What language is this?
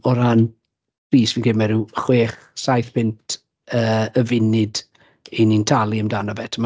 Welsh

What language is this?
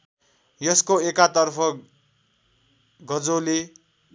Nepali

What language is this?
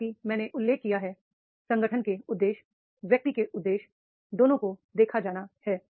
Hindi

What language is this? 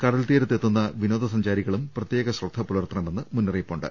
Malayalam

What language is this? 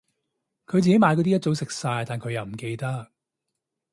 Cantonese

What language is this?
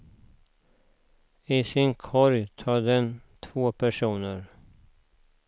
Swedish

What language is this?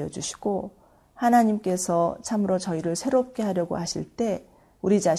Korean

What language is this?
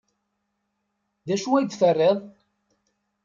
Kabyle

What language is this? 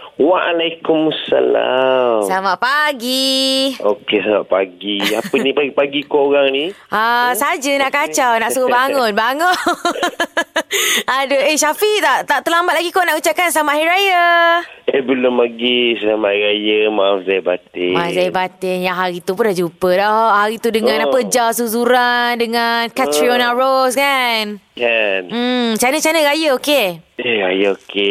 Malay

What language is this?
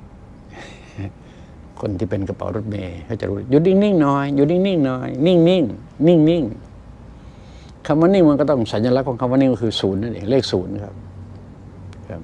Thai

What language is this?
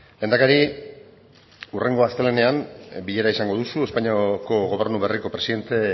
Basque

